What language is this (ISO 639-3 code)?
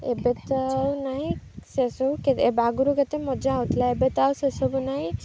ori